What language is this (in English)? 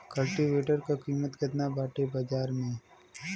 Bhojpuri